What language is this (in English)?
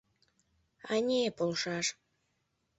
Mari